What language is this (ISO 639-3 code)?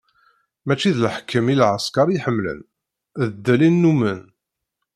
kab